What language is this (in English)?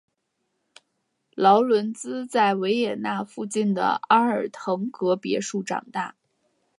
Chinese